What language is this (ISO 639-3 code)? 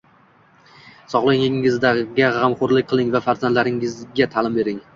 uzb